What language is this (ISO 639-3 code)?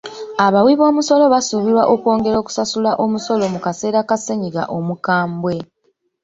lug